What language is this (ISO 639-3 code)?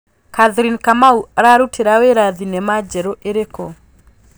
kik